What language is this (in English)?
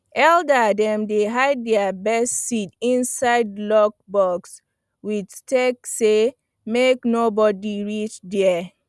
Nigerian Pidgin